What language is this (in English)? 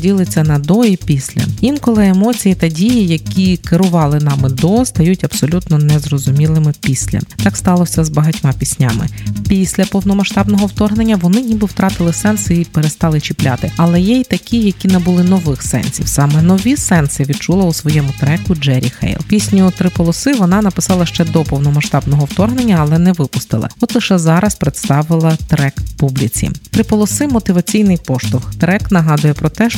Ukrainian